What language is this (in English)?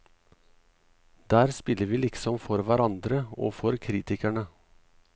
Norwegian